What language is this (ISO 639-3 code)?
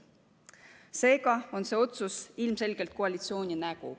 est